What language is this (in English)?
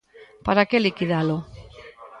Galician